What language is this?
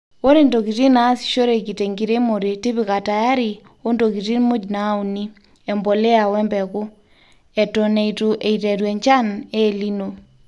Masai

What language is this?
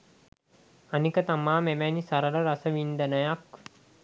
Sinhala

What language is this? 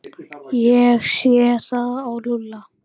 Icelandic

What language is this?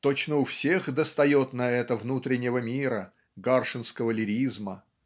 Russian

